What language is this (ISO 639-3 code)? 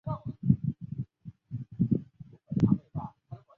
zho